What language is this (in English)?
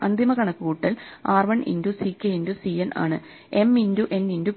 Malayalam